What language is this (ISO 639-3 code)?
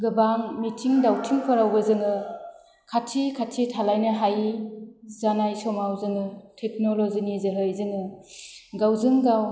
brx